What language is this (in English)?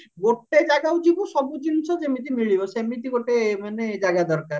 Odia